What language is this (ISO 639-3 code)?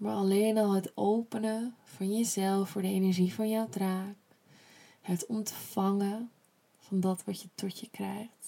nld